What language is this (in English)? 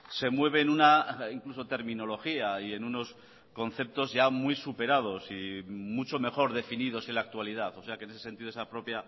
Spanish